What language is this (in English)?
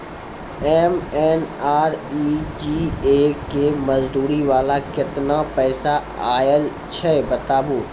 Maithili